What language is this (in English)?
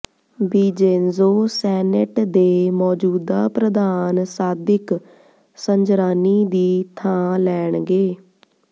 Punjabi